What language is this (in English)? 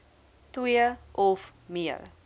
Afrikaans